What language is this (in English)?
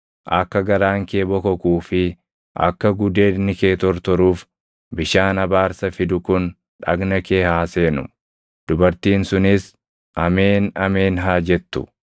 Oromo